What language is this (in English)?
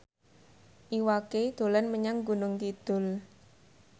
Javanese